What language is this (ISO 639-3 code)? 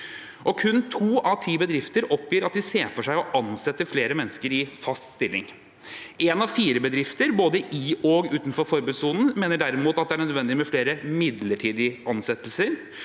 nor